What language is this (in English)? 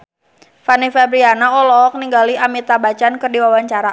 Sundanese